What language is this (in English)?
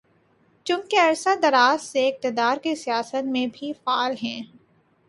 Urdu